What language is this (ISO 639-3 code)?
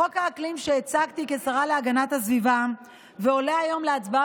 heb